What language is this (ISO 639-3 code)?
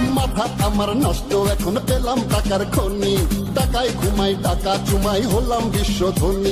ron